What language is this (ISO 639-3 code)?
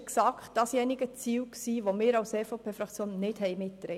gsw